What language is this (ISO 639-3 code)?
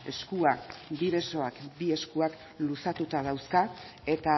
eus